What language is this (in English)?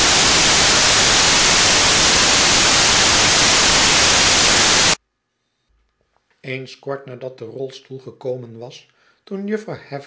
Dutch